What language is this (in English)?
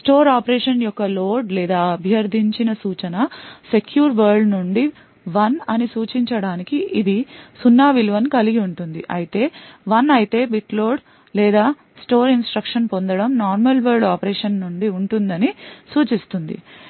Telugu